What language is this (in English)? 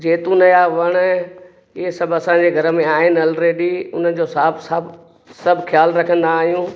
Sindhi